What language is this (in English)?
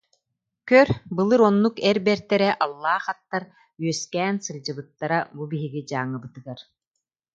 Yakut